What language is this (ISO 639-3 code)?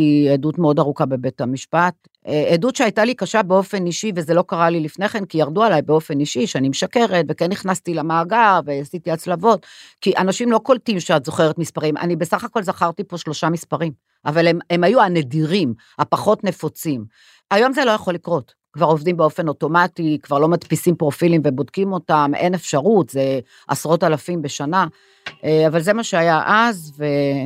heb